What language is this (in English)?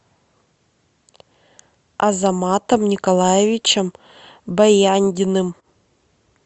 Russian